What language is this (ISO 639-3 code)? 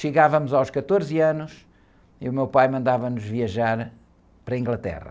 por